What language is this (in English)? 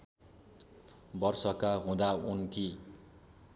Nepali